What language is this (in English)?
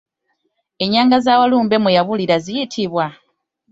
Ganda